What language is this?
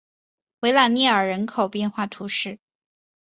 Chinese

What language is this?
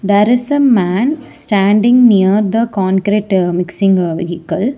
English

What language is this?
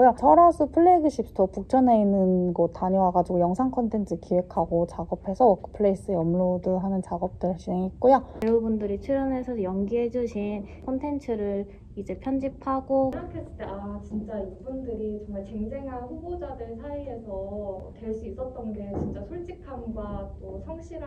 Korean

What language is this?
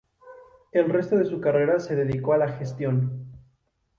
Spanish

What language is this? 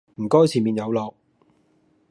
Cantonese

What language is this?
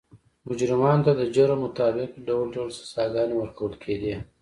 Pashto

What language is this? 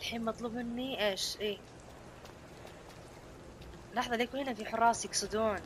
Arabic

